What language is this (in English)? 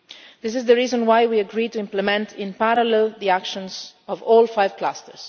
English